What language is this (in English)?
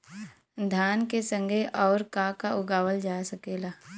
Bhojpuri